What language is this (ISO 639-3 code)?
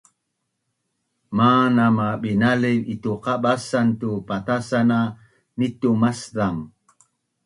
bnn